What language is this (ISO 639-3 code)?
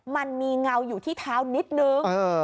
tha